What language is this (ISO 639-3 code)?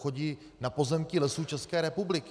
ces